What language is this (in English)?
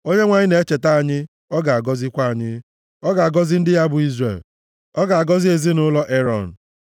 Igbo